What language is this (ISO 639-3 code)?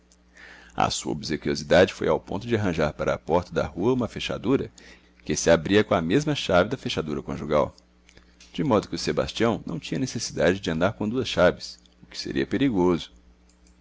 por